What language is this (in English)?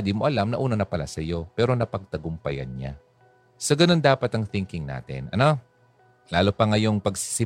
Filipino